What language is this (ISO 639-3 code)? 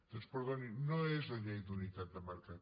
cat